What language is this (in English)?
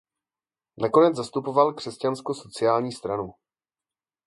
Czech